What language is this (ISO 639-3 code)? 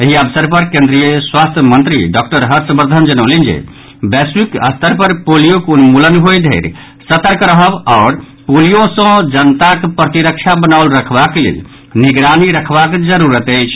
mai